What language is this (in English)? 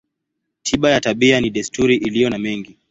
Swahili